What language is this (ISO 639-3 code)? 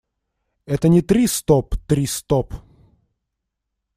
rus